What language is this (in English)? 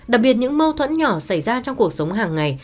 Vietnamese